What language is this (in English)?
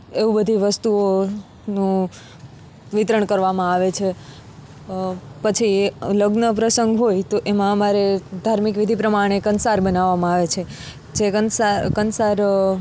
Gujarati